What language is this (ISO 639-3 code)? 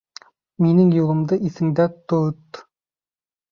bak